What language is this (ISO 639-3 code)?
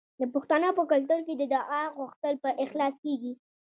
pus